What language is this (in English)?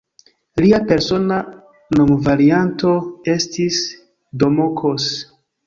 Esperanto